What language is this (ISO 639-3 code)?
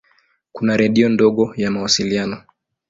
swa